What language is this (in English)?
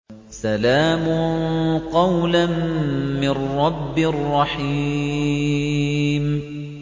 Arabic